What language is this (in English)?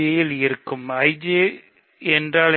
Tamil